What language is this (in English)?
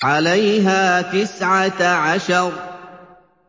Arabic